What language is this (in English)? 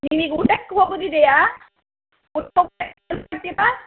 Kannada